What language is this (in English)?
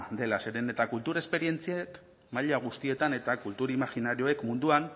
Basque